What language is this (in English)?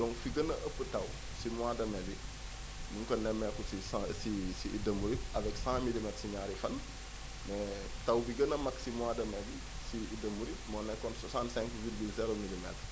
Wolof